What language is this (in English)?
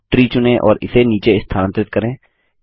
Hindi